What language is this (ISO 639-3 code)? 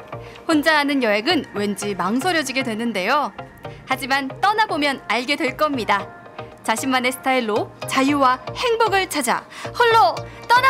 kor